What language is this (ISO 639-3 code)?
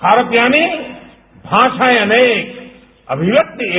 hin